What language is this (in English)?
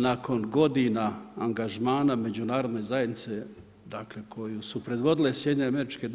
Croatian